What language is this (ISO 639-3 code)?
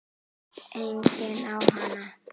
isl